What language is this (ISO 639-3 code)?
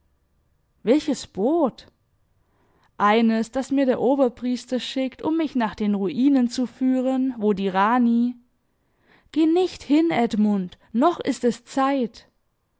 deu